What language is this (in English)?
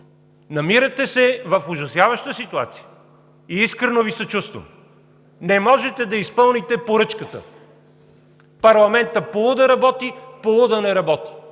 Bulgarian